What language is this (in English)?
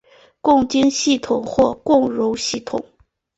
Chinese